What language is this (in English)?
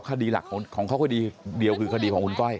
Thai